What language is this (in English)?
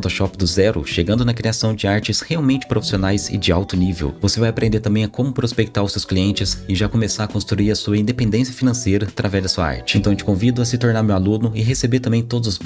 Portuguese